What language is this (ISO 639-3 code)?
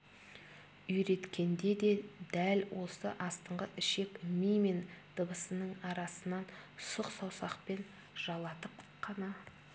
kaz